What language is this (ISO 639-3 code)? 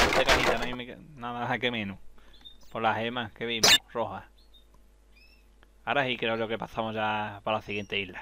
spa